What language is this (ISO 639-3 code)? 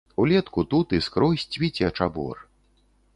bel